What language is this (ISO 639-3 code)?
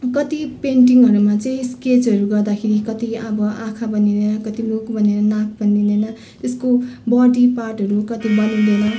nep